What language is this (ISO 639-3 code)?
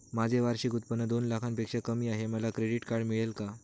mar